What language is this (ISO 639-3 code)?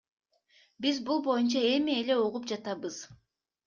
kir